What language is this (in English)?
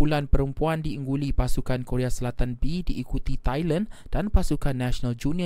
Malay